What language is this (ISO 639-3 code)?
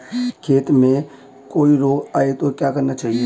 hin